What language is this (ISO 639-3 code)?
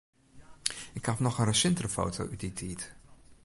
fry